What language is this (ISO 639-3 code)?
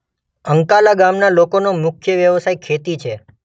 guj